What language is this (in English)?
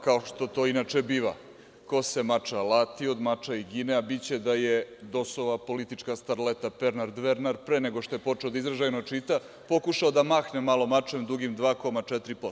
Serbian